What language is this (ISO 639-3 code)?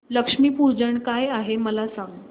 mar